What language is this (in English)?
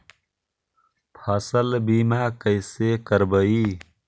Magahi